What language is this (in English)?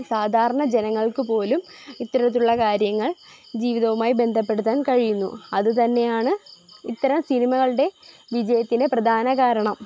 Malayalam